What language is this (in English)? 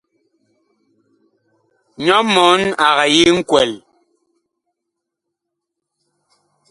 Bakoko